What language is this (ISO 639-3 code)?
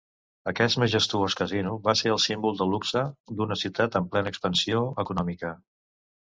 cat